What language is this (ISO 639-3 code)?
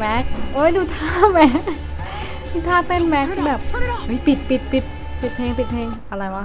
tha